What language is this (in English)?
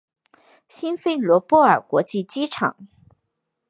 Chinese